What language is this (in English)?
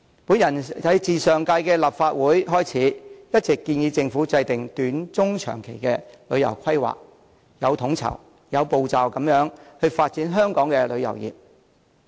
Cantonese